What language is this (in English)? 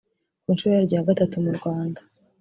Kinyarwanda